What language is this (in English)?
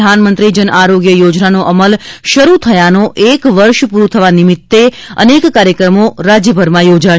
Gujarati